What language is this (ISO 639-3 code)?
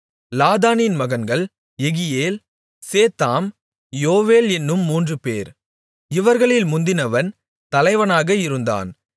tam